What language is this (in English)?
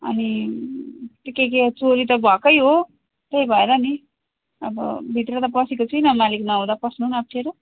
Nepali